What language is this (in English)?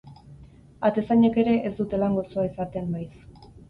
Basque